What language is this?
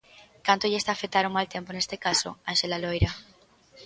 Galician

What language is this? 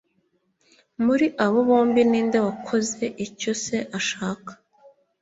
Kinyarwanda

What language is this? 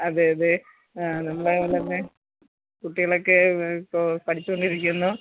Malayalam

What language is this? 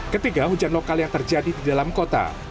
Indonesian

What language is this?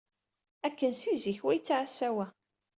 Kabyle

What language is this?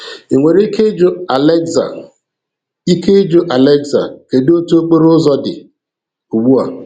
Igbo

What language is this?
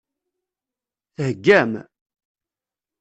Kabyle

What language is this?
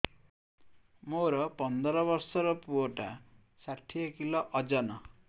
Odia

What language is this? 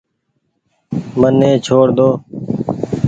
Goaria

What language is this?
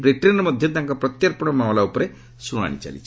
Odia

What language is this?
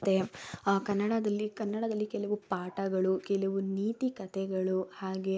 Kannada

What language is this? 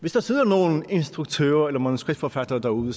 Danish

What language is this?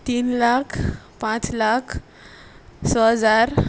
Konkani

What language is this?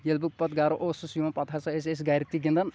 Kashmiri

